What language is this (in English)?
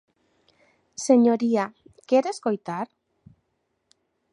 Galician